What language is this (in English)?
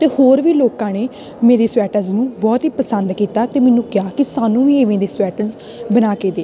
Punjabi